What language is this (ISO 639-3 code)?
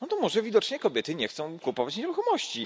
pol